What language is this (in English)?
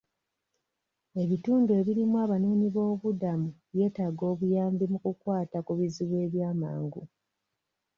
Ganda